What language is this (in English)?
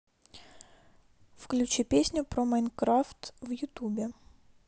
Russian